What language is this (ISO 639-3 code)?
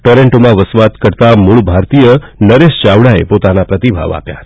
guj